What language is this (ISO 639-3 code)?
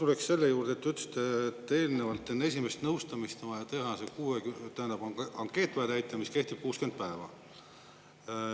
est